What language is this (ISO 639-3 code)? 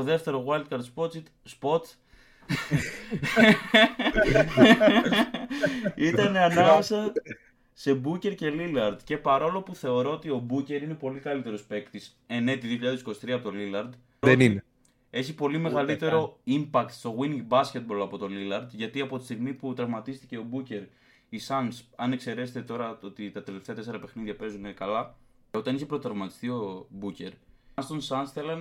ell